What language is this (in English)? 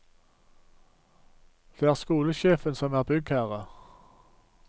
Norwegian